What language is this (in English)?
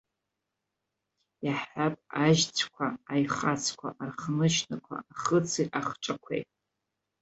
Abkhazian